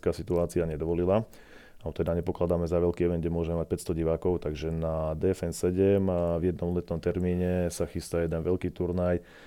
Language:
Slovak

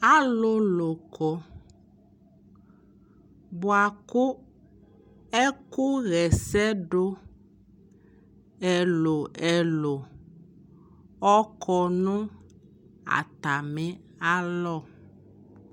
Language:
Ikposo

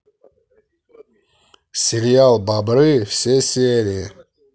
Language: Russian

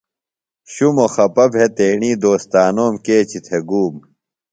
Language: Phalura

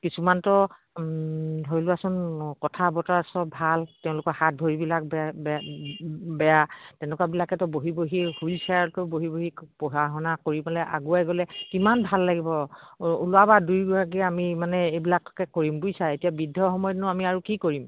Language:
Assamese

